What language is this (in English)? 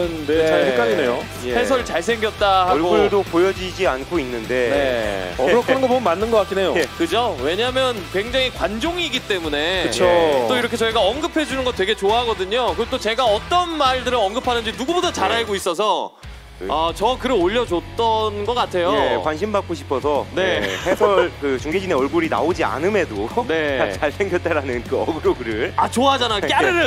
Korean